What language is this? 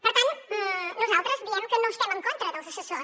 Catalan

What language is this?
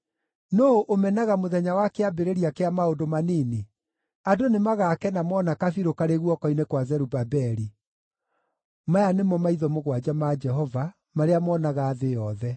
Kikuyu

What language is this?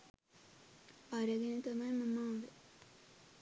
Sinhala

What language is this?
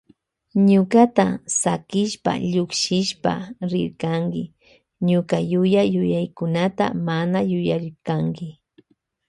Loja Highland Quichua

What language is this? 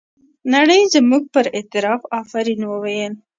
Pashto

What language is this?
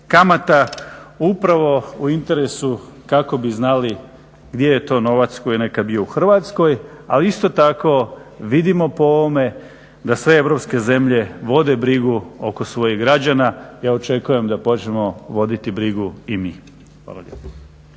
Croatian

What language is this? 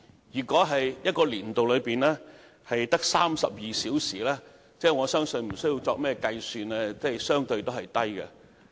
Cantonese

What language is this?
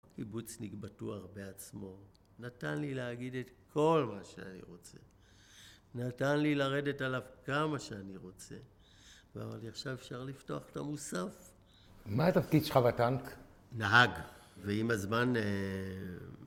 Hebrew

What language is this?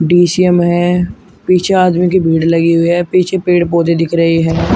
Hindi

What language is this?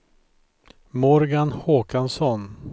Swedish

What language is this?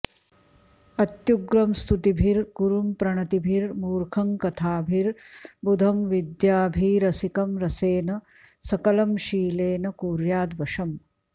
Sanskrit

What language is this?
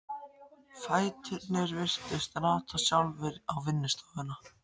Icelandic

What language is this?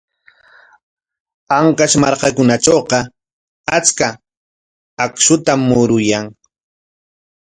Corongo Ancash Quechua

